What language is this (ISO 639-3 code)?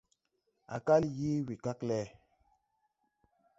tui